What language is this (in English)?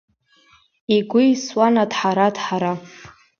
Abkhazian